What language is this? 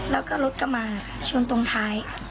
Thai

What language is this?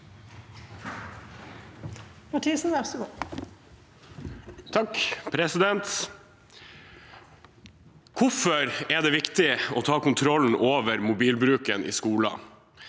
Norwegian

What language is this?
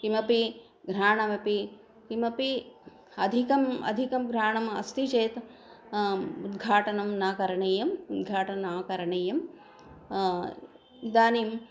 Sanskrit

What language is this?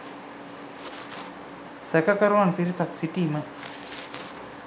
Sinhala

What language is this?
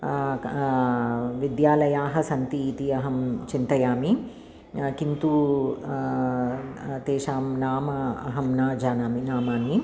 Sanskrit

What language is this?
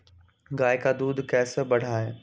Magahi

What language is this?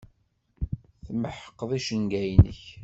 Kabyle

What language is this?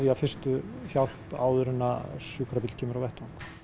Icelandic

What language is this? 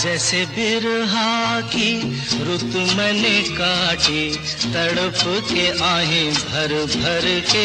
Hindi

